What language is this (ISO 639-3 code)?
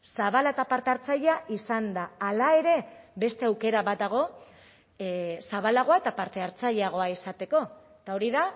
eus